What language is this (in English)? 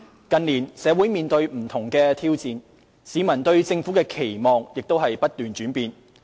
Cantonese